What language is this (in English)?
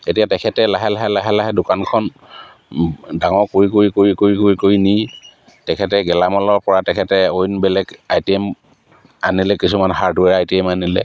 Assamese